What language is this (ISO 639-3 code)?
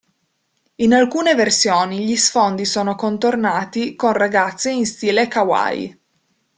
ita